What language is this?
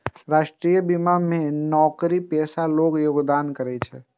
Maithili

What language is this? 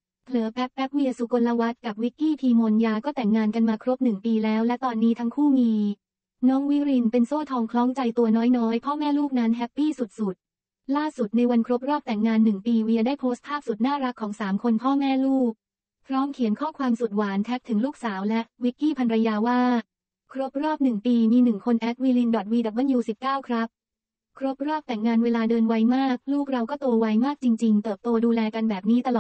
Thai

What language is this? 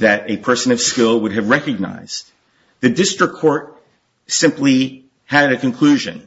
English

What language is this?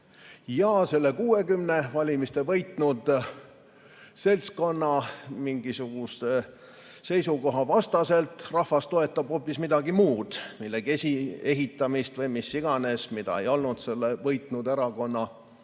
Estonian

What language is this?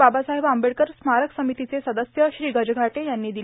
Marathi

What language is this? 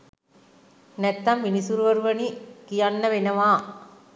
Sinhala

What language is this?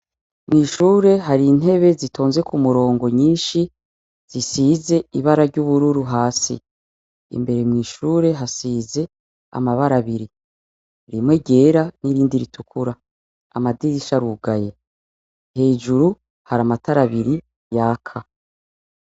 Rundi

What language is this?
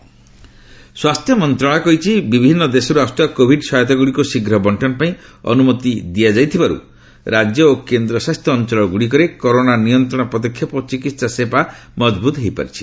Odia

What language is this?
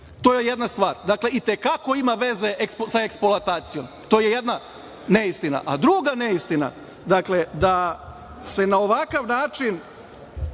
Serbian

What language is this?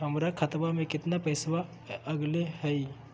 Magahi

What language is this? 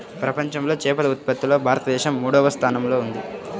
Telugu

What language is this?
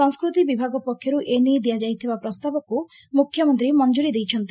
Odia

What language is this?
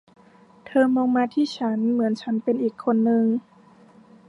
Thai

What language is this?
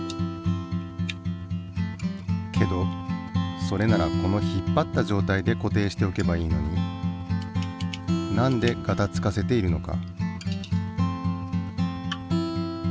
Japanese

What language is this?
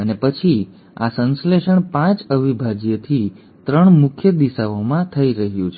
Gujarati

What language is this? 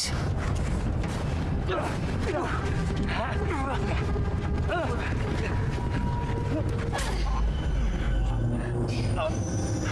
Russian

